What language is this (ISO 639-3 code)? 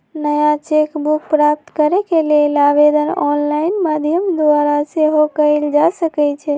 mag